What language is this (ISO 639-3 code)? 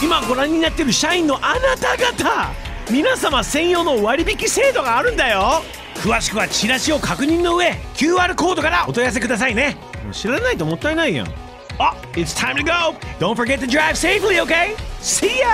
jpn